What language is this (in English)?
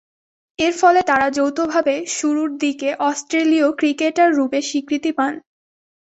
Bangla